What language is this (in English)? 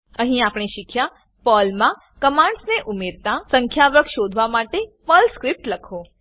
Gujarati